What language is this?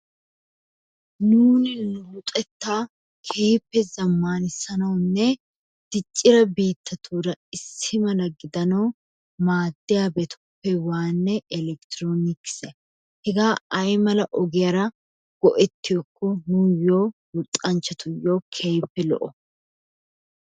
Wolaytta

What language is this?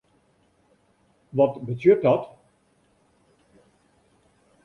Western Frisian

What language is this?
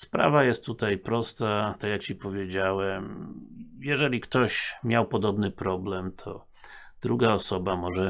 Polish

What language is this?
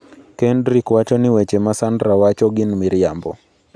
Luo (Kenya and Tanzania)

